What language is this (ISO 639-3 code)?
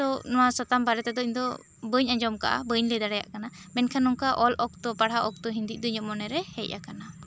sat